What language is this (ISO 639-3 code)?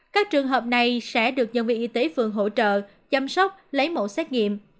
vie